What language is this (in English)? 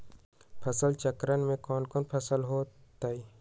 Magahi